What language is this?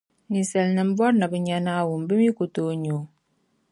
Dagbani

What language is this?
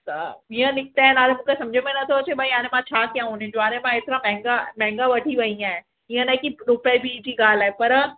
Sindhi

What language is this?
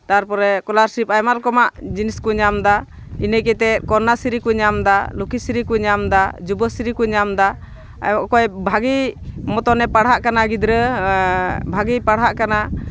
Santali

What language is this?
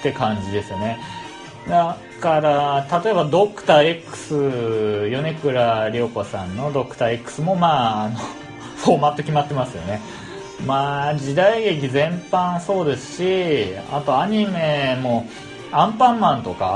Japanese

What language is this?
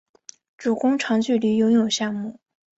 Chinese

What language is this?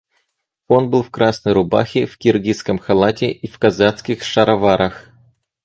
Russian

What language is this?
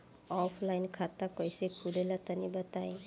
Bhojpuri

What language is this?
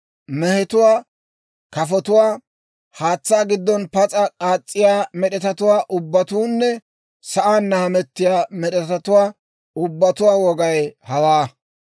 Dawro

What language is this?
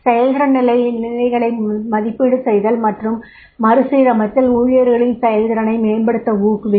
Tamil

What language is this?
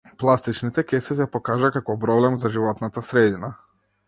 Macedonian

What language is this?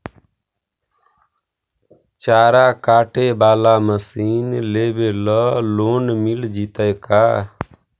Magahi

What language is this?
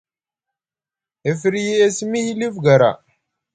Musgu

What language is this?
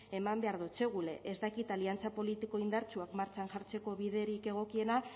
Basque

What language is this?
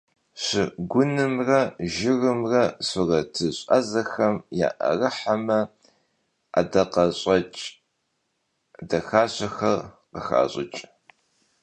Kabardian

